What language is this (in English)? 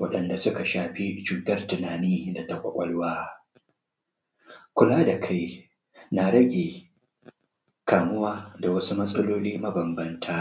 Hausa